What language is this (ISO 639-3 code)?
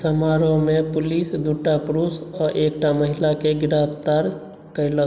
mai